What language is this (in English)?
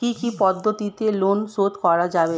Bangla